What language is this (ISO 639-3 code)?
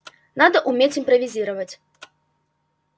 rus